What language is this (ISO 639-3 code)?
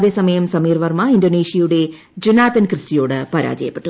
mal